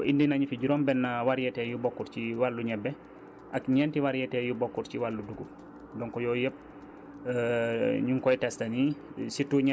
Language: Wolof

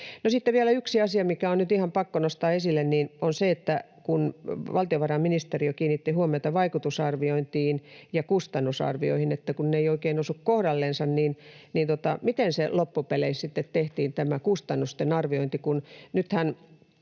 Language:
Finnish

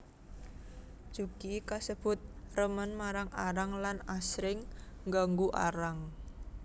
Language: Javanese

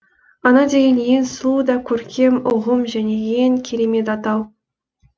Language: Kazakh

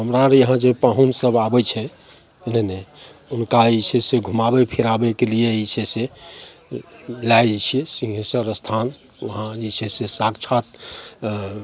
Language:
Maithili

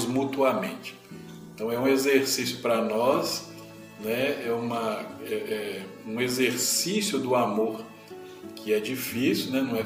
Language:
Portuguese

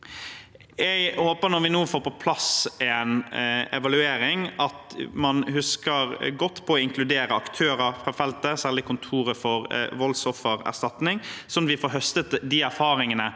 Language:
Norwegian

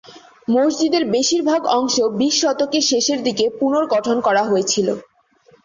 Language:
Bangla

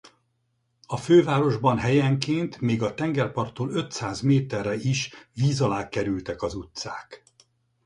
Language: Hungarian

